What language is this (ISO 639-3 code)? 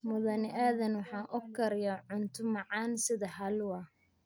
som